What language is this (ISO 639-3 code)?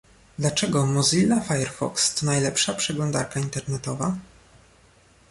pol